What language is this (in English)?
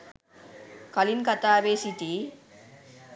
Sinhala